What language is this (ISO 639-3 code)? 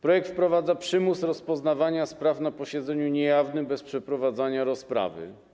pol